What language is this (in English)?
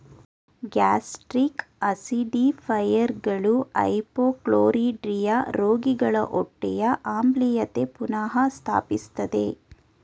Kannada